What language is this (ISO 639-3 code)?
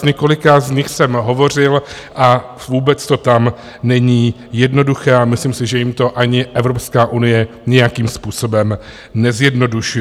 ces